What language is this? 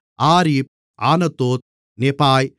Tamil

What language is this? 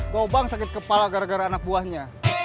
Indonesian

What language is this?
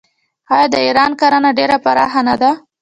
Pashto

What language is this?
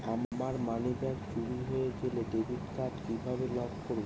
Bangla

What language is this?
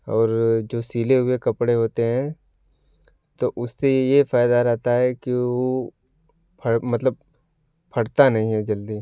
Hindi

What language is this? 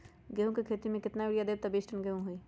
Magahi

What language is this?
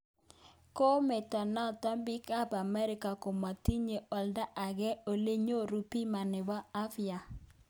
Kalenjin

